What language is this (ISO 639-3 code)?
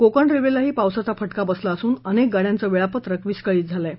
mar